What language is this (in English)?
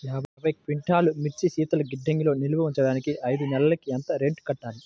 Telugu